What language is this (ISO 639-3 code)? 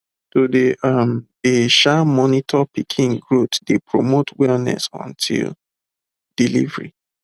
pcm